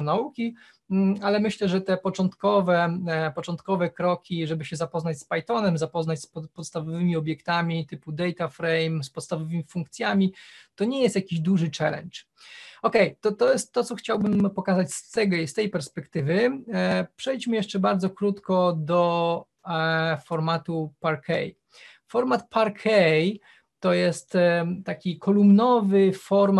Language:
Polish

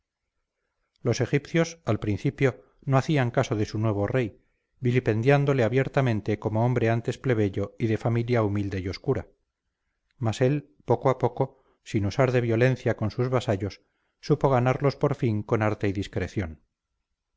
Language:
Spanish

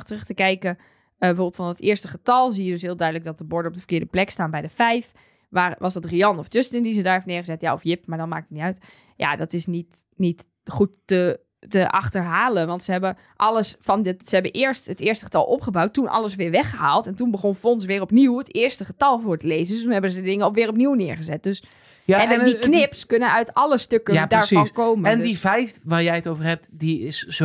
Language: Dutch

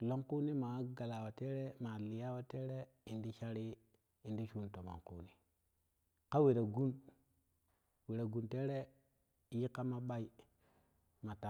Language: Kushi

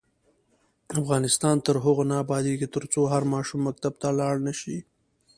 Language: Pashto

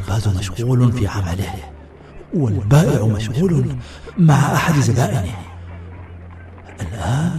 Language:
Arabic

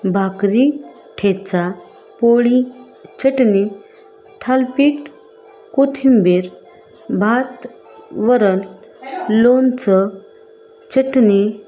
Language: Marathi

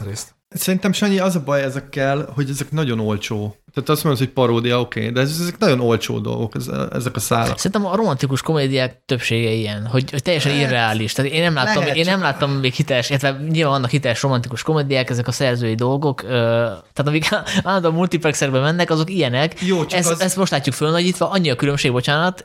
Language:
Hungarian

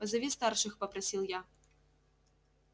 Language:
Russian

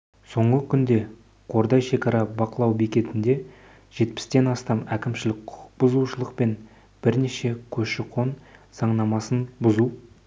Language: Kazakh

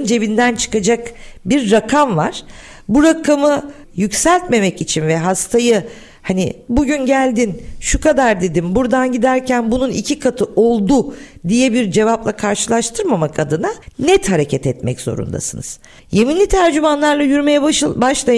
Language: Turkish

